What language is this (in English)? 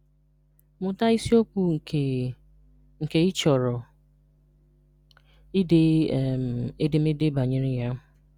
Igbo